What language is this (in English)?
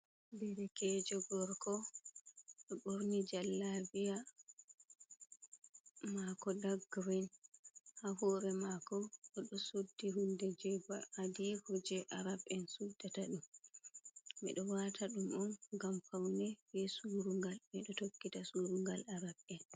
Fula